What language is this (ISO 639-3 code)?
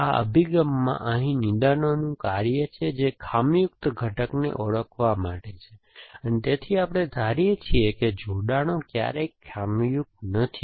guj